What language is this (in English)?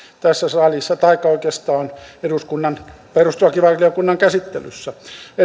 Finnish